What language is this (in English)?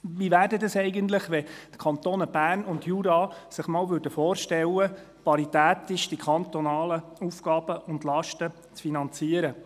Swiss German